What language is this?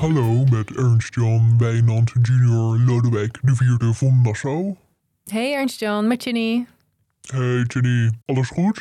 Dutch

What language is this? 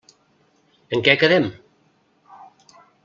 Catalan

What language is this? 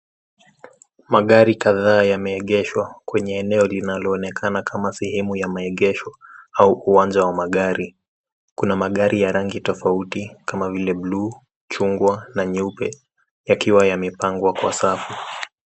Swahili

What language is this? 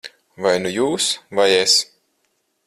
Latvian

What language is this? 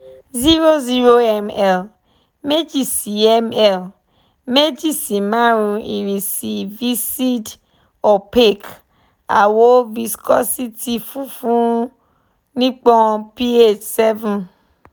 Yoruba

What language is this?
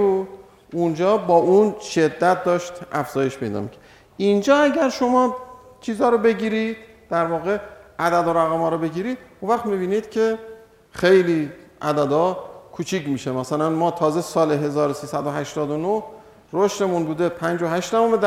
Persian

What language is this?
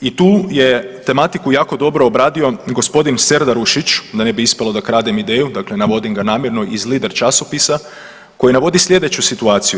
Croatian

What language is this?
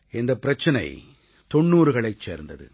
Tamil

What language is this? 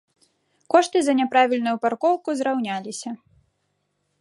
Belarusian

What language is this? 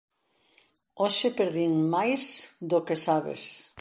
Galician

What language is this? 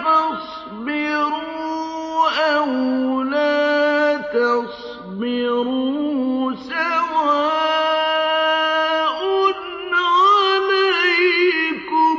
Arabic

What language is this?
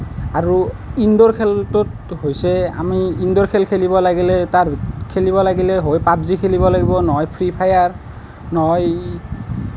Assamese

